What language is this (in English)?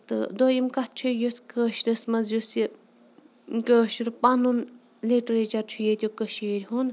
Kashmiri